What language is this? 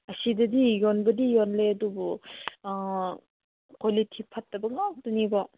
Manipuri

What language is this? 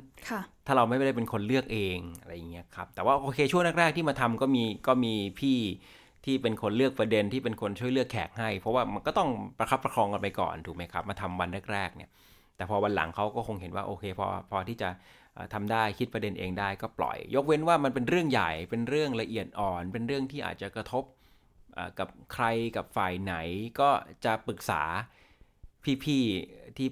Thai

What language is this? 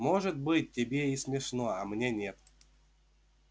Russian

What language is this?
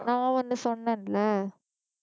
Tamil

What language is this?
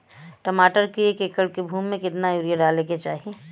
Bhojpuri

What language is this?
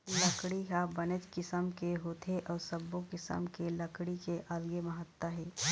Chhattisgarhi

